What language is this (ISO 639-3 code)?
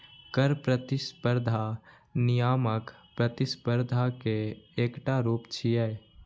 mai